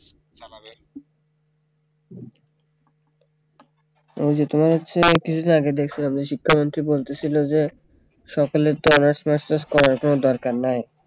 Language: Bangla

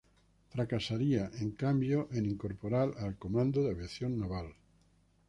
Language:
Spanish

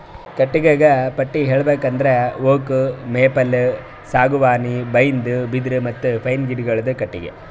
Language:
Kannada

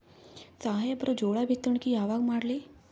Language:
Kannada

